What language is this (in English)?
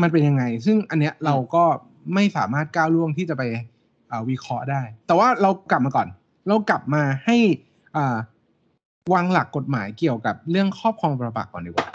Thai